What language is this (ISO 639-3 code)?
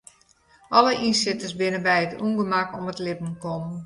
fry